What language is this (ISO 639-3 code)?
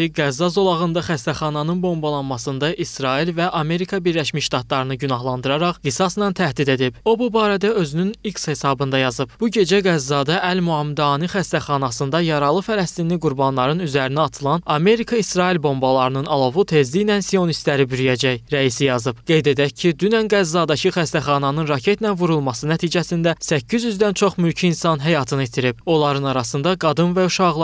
tur